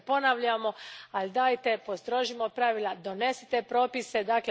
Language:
Croatian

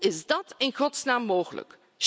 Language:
Dutch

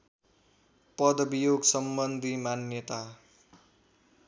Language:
Nepali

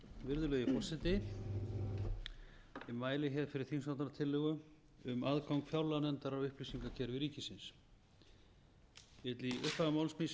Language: Icelandic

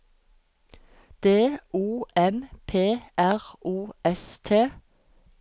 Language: Norwegian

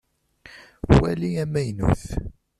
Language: Kabyle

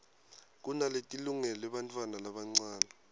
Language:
Swati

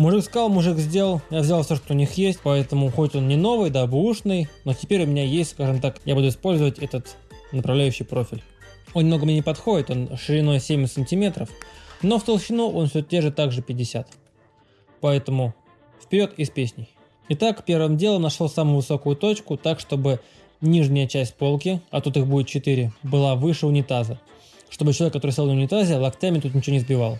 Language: Russian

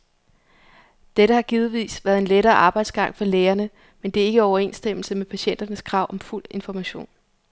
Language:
Danish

